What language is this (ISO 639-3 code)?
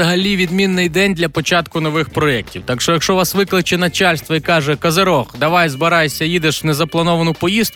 ukr